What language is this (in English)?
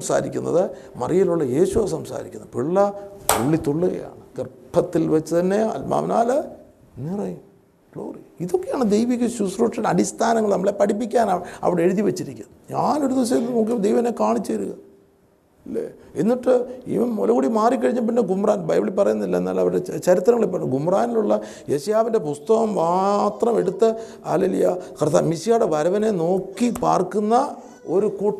Malayalam